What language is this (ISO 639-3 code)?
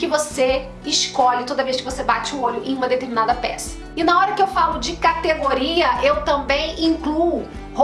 por